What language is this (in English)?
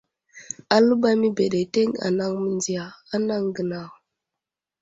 Wuzlam